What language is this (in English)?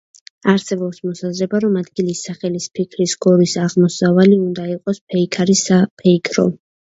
Georgian